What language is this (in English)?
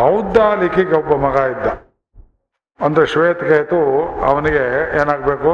Kannada